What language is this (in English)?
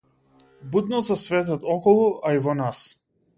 Macedonian